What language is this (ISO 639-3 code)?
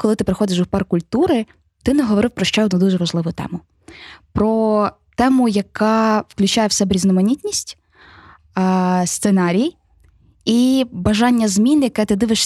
ukr